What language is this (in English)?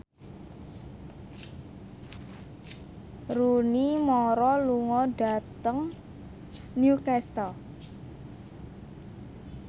Javanese